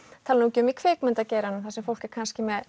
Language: Icelandic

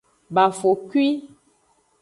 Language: Aja (Benin)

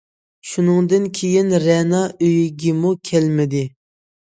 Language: Uyghur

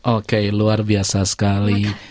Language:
Indonesian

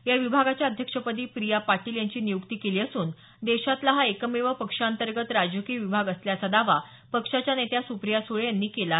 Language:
Marathi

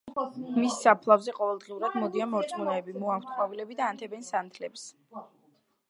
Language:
Georgian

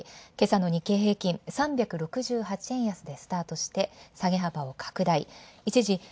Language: Japanese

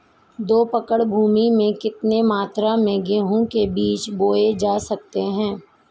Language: Hindi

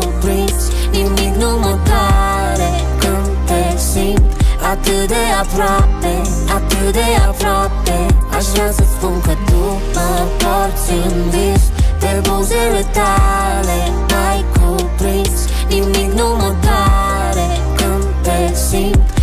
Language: Romanian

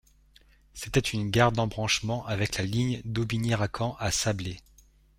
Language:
French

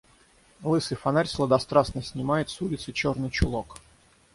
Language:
Russian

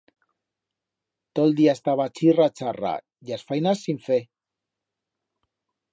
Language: Aragonese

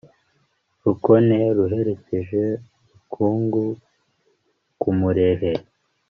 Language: Kinyarwanda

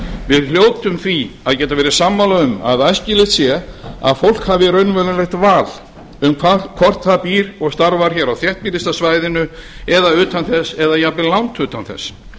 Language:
Icelandic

